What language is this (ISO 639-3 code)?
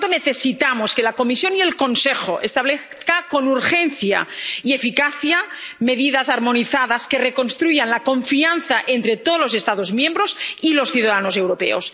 spa